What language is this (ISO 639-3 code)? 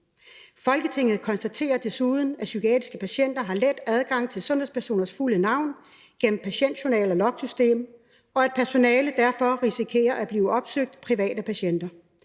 dan